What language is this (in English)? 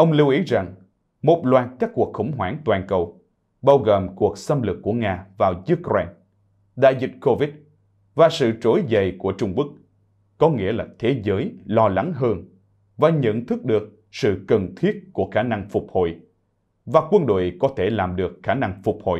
Vietnamese